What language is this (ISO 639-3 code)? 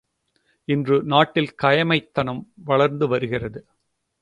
tam